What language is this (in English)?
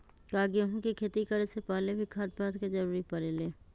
Magahi